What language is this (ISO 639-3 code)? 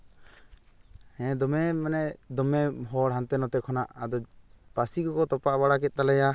sat